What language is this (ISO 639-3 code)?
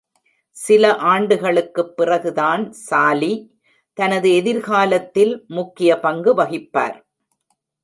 tam